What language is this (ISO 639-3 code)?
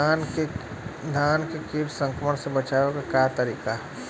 bho